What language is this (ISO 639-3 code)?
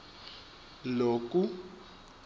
ssw